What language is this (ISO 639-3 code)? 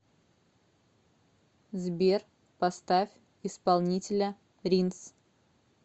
rus